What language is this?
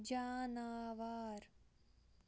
Kashmiri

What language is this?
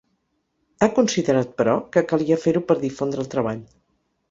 Catalan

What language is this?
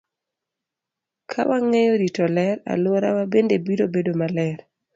Luo (Kenya and Tanzania)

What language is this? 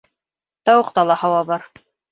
Bashkir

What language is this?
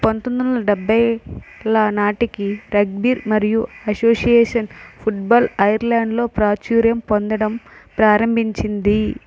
Telugu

